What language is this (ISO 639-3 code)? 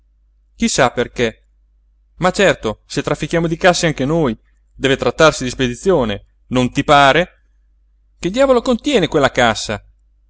ita